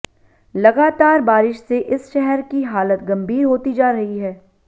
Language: Hindi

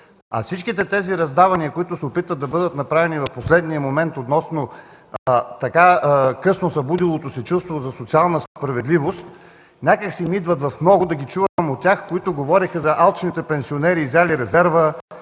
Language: Bulgarian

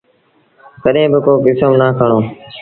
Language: Sindhi Bhil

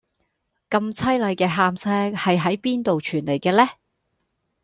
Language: Cantonese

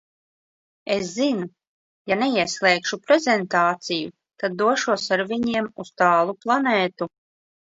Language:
Latvian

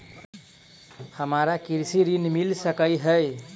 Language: Maithili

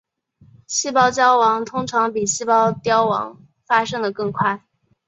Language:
Chinese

